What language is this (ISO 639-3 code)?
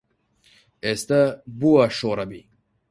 ckb